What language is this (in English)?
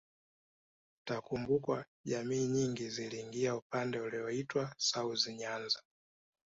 Swahili